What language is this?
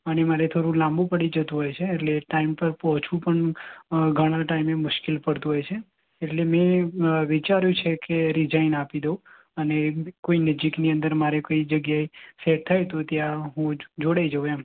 Gujarati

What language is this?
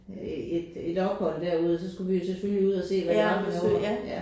Danish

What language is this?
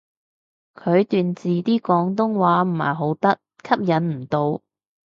Cantonese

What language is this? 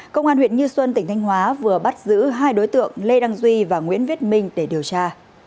Vietnamese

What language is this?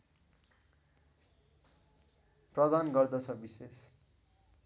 Nepali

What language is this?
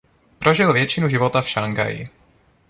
Czech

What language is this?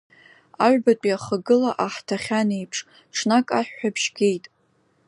Abkhazian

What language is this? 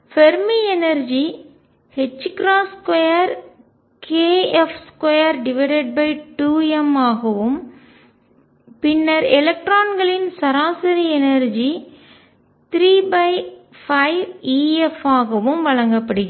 Tamil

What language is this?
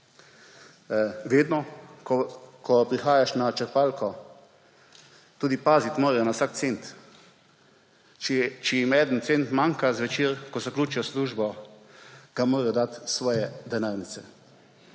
Slovenian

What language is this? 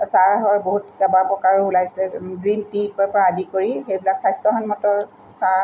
Assamese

